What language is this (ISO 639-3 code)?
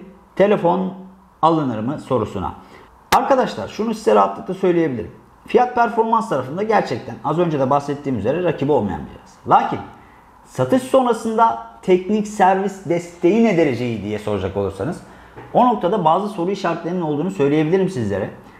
tur